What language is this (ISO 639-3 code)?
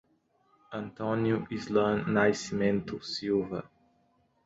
por